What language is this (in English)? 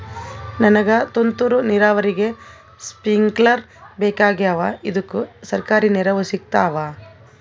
Kannada